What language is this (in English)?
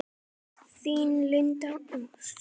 Icelandic